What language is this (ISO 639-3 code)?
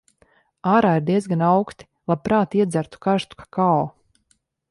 lav